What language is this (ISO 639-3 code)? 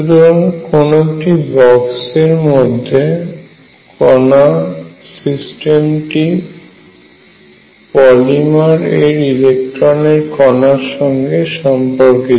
ben